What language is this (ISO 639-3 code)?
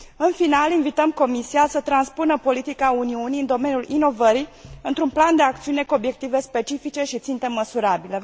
ron